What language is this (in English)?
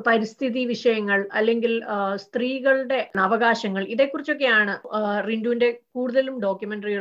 Malayalam